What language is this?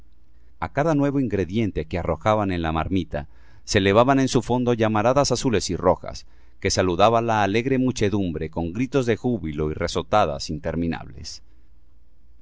Spanish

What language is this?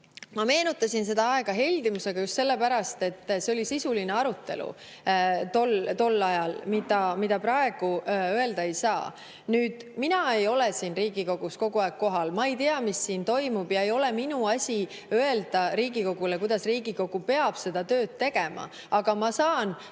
Estonian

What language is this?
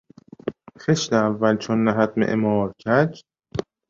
Persian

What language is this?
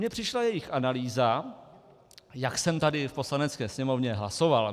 Czech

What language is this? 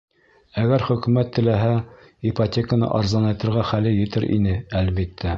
Bashkir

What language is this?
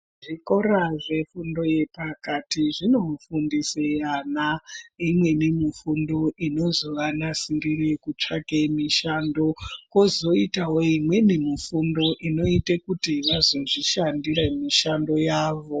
Ndau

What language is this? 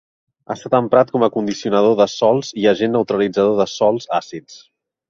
Catalan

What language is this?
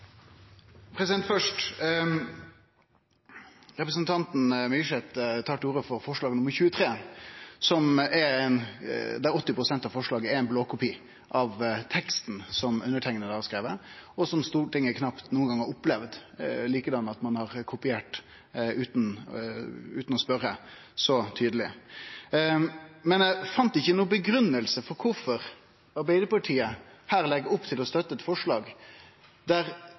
Norwegian Nynorsk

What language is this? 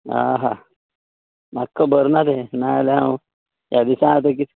Konkani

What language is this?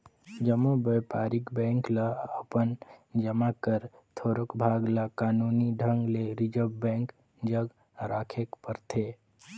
Chhattisgarhi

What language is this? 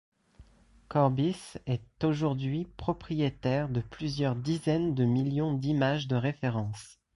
French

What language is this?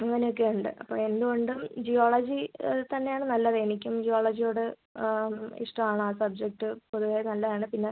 Malayalam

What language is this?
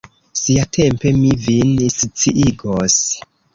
Esperanto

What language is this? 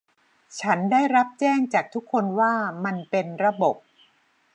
Thai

